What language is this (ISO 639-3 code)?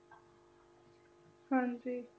pan